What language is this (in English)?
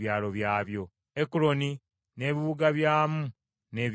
Ganda